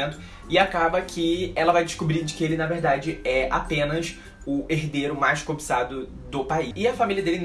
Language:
Portuguese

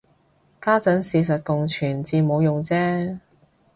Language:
Cantonese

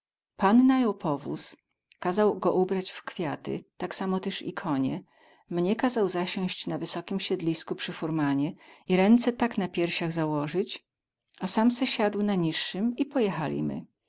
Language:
Polish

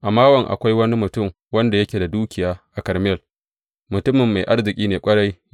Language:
Hausa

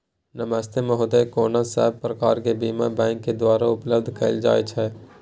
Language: Maithili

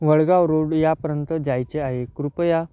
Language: Marathi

